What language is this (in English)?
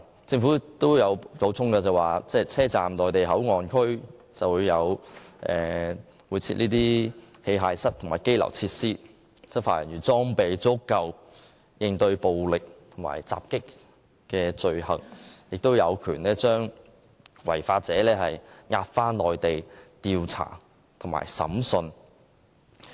Cantonese